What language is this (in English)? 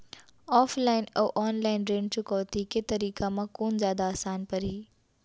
Chhattisgarhi